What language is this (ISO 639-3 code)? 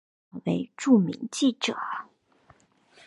zho